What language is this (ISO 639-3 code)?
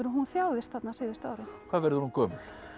isl